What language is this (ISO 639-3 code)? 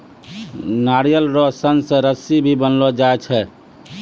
mai